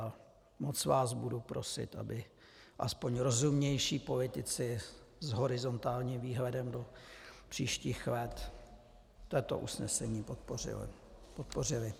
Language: Czech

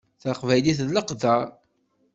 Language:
Kabyle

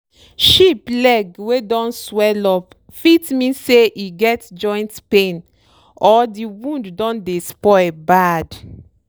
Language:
Nigerian Pidgin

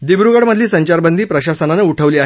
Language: Marathi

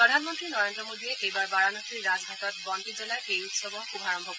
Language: Assamese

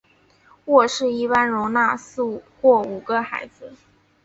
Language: Chinese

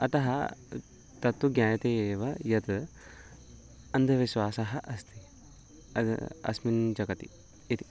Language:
Sanskrit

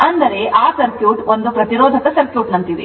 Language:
Kannada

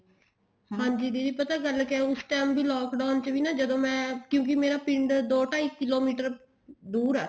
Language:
Punjabi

